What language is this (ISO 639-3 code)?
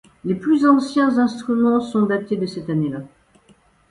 fra